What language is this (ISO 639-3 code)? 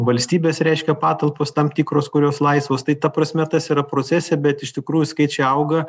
lit